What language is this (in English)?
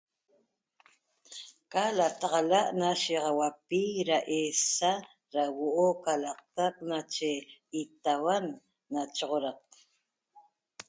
Toba